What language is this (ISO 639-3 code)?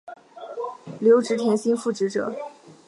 zho